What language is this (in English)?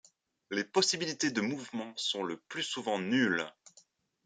French